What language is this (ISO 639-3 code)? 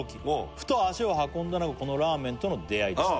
jpn